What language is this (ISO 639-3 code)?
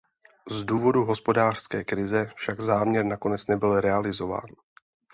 ces